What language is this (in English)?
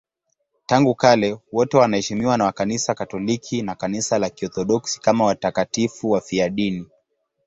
Swahili